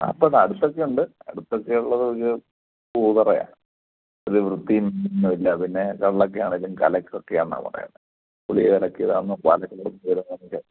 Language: Malayalam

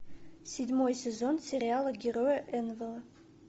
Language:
Russian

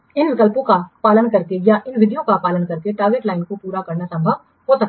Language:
Hindi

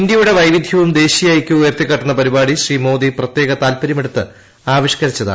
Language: Malayalam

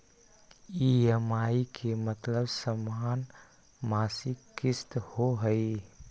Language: Magahi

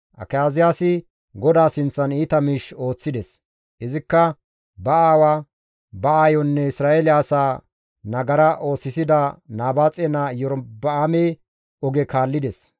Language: Gamo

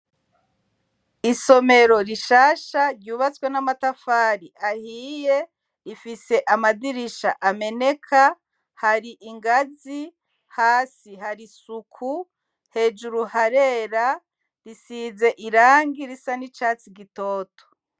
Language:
Rundi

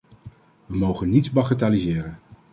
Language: Dutch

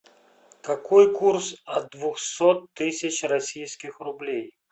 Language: Russian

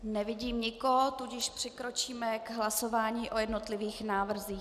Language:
Czech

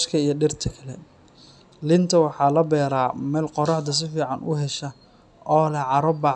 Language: Somali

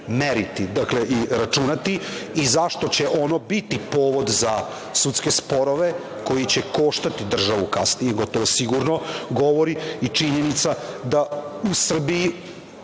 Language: Serbian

